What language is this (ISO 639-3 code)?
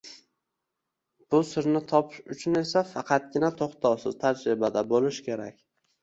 uzb